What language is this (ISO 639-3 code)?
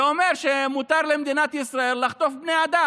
heb